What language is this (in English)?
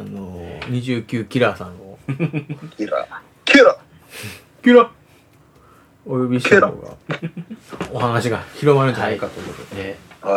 Japanese